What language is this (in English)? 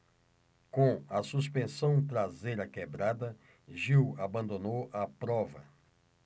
Portuguese